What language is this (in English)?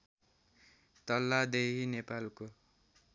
Nepali